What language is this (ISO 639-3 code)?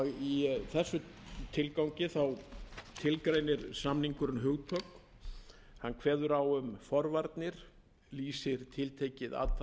isl